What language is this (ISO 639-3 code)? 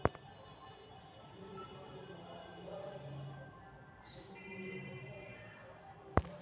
mag